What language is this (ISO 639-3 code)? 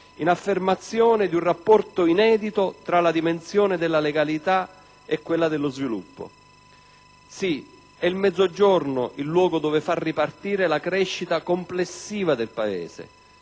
ita